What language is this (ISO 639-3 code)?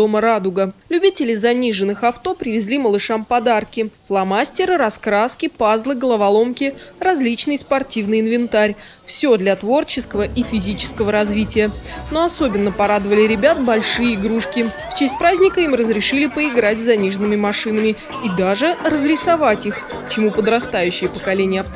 rus